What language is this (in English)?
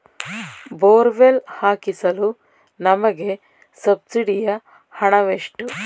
Kannada